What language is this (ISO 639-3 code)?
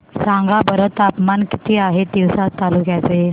mar